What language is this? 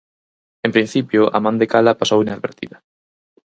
Galician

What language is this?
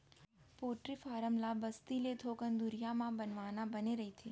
Chhattisgarhi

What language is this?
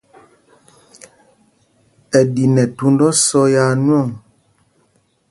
Mpumpong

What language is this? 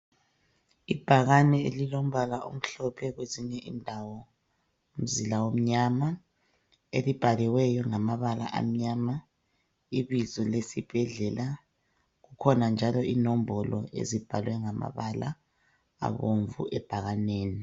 North Ndebele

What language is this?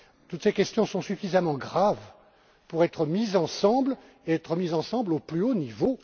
French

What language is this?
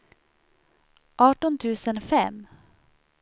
Swedish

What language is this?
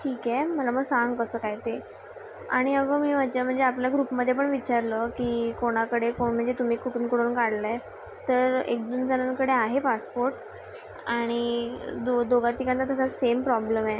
Marathi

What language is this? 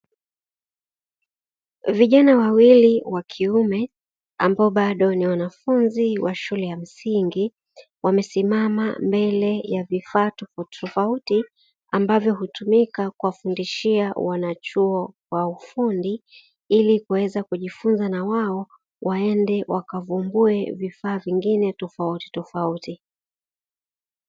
Swahili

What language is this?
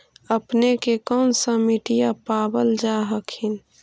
Magahi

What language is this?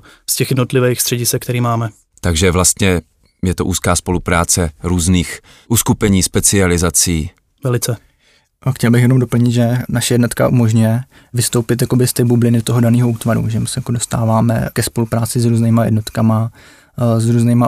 Czech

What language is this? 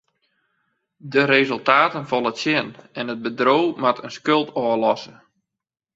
Western Frisian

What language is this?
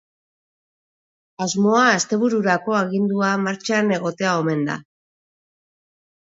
Basque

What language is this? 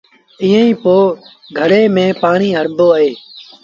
Sindhi Bhil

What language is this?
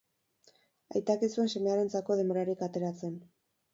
Basque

